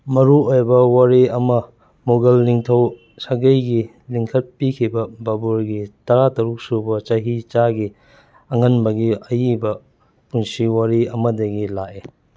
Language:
Manipuri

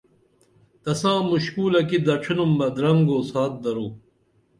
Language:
Dameli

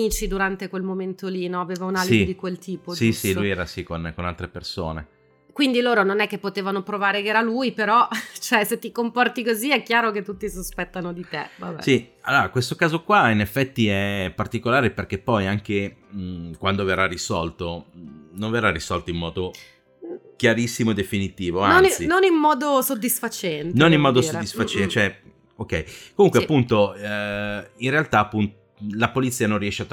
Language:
Italian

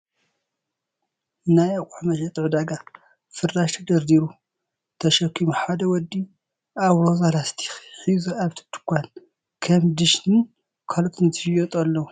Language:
Tigrinya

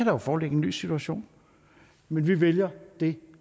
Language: Danish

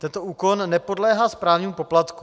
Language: Czech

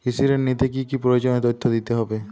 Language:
Bangla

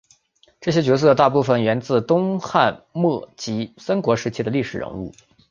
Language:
Chinese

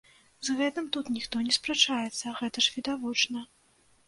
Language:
Belarusian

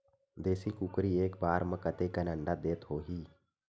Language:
Chhattisgarhi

